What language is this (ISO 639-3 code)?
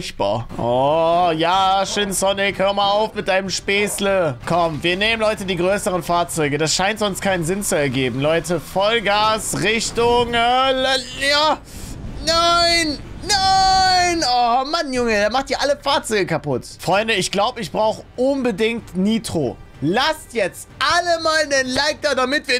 deu